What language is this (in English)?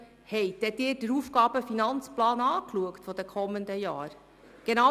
Swiss German